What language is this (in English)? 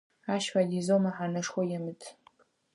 Adyghe